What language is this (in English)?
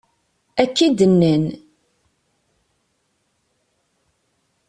Kabyle